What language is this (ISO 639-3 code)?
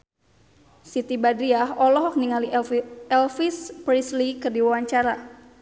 sun